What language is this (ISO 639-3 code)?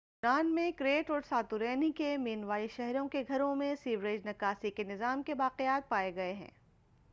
urd